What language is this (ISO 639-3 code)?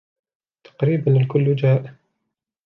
ara